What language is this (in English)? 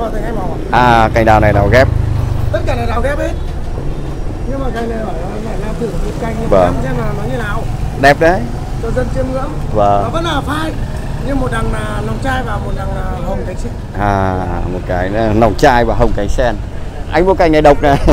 Vietnamese